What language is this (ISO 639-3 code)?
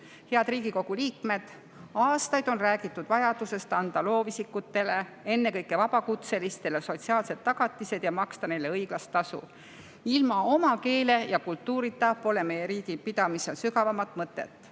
est